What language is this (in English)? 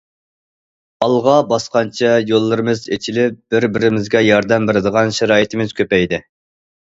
Uyghur